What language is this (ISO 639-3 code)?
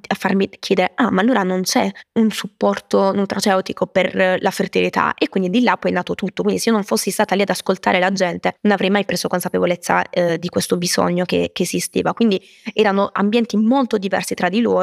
ita